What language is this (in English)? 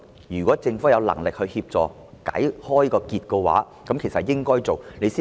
Cantonese